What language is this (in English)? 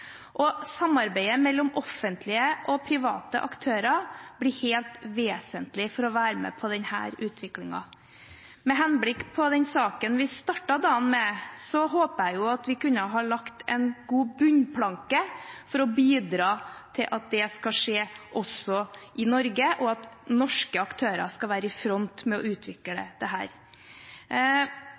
Norwegian Bokmål